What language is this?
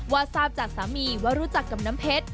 Thai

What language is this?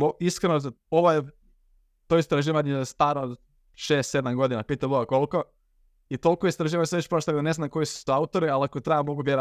Croatian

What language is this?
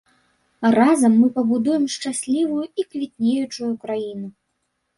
Belarusian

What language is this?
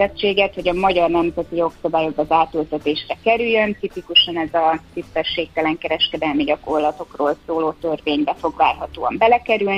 Hungarian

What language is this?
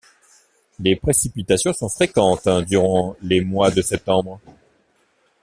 French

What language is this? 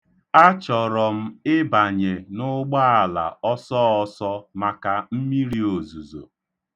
Igbo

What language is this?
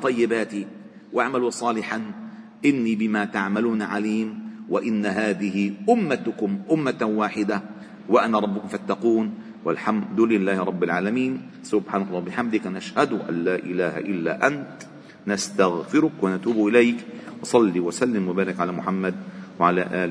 Arabic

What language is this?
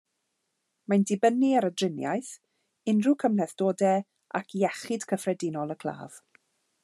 Welsh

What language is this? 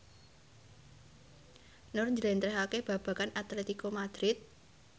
Javanese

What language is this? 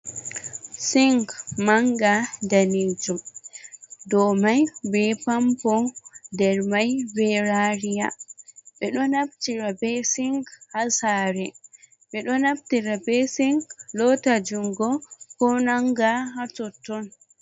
Fula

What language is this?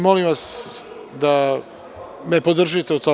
Serbian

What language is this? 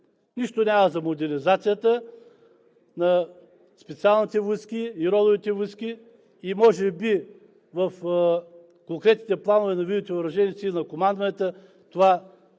Bulgarian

